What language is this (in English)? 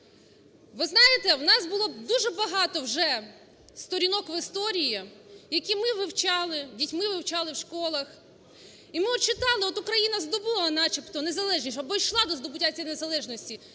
Ukrainian